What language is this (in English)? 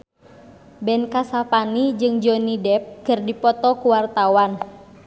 Sundanese